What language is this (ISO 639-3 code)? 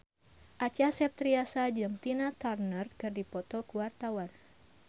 sun